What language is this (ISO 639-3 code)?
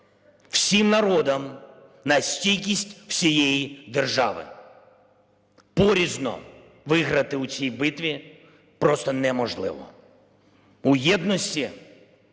ukr